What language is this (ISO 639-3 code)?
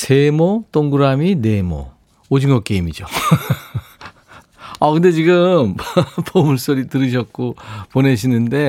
kor